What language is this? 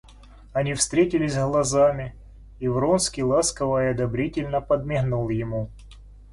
Russian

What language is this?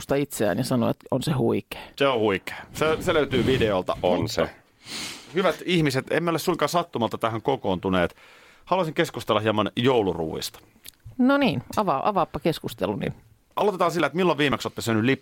Finnish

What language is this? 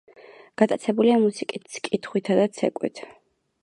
Georgian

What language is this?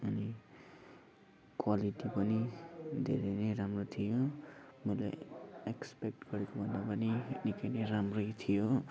Nepali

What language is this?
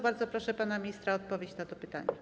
Polish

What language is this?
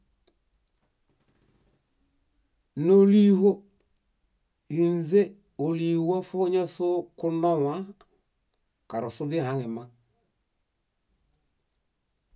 Bayot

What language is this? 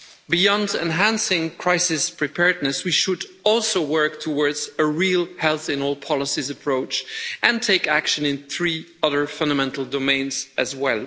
English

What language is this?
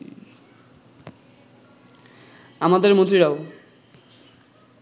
Bangla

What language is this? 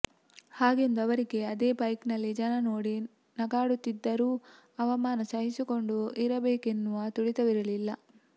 Kannada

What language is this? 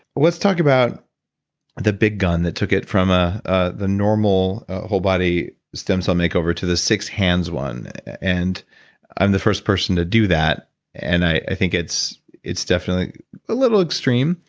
English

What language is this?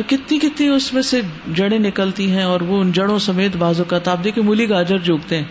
Urdu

